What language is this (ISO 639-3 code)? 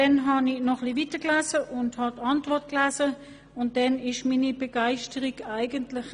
gsw